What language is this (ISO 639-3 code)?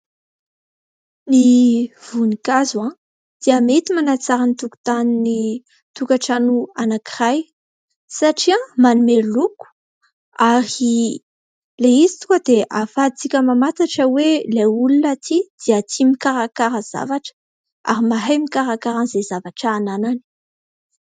mlg